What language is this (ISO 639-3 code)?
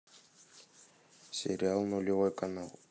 rus